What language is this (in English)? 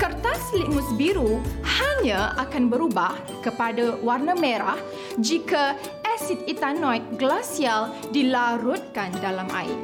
Malay